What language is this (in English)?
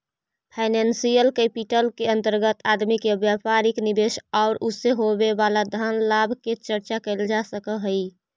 Magahi